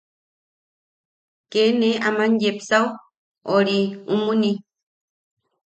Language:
Yaqui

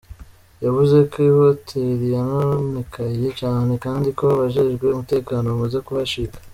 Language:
Kinyarwanda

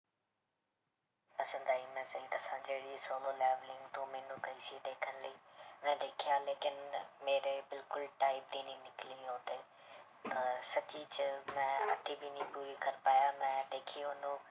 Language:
Punjabi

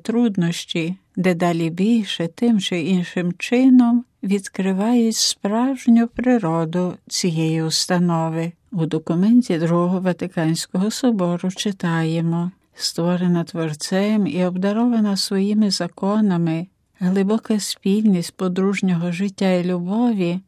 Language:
Ukrainian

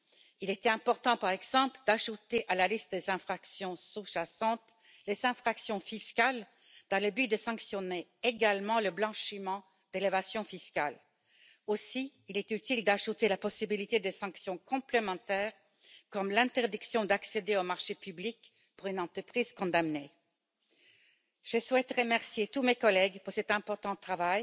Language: French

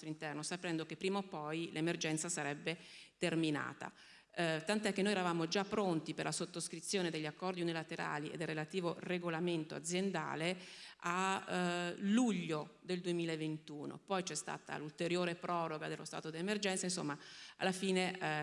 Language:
Italian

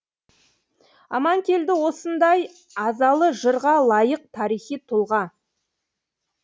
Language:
Kazakh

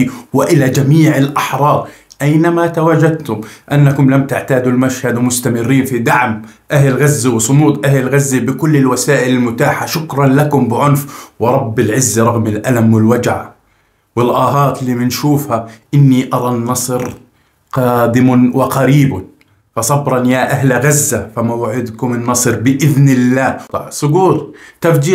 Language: Arabic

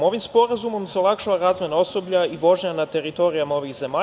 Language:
Serbian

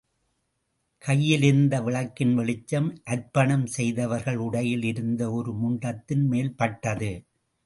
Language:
Tamil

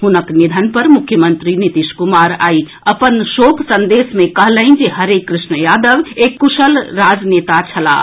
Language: Maithili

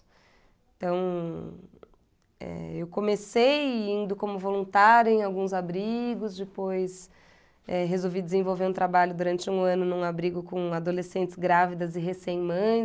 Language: Portuguese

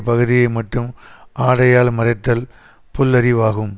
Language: Tamil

